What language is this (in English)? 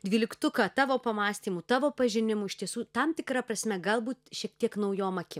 Lithuanian